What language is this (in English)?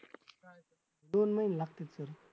Marathi